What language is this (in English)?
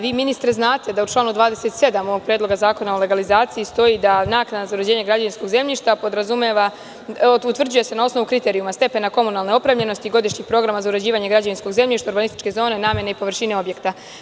Serbian